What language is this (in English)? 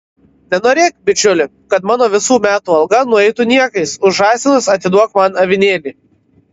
Lithuanian